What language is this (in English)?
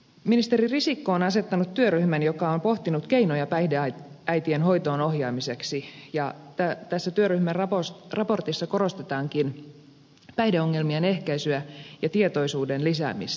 Finnish